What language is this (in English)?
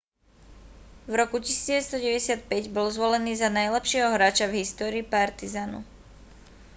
Slovak